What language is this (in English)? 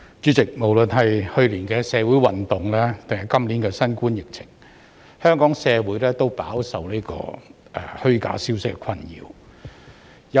Cantonese